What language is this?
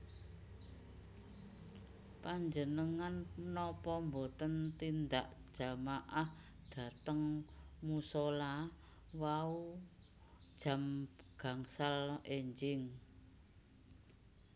Javanese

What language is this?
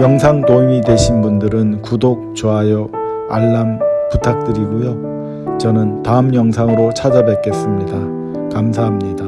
Korean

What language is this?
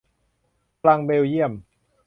Thai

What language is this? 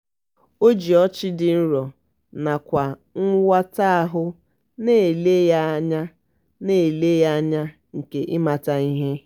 Igbo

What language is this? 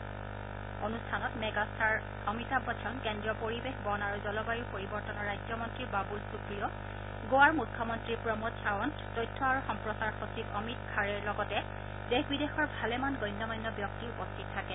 Assamese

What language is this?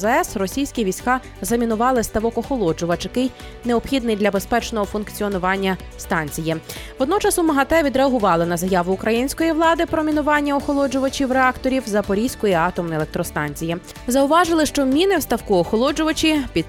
Ukrainian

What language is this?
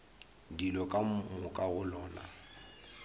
Northern Sotho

